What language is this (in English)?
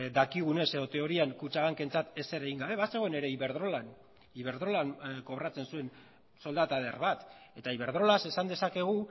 Basque